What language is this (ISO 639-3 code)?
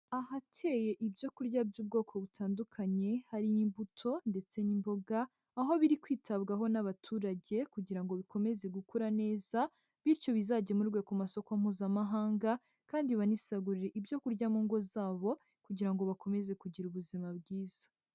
kin